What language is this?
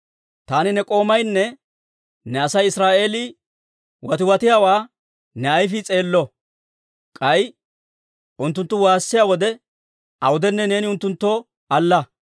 Dawro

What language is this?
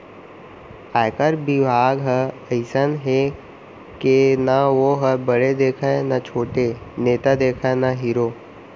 Chhattisgarhi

